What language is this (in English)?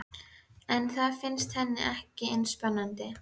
Icelandic